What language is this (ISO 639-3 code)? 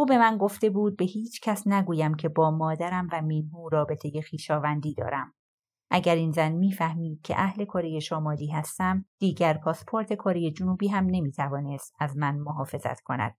fas